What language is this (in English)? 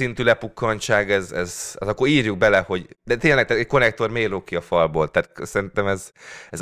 Hungarian